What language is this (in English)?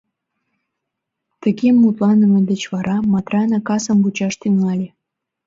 Mari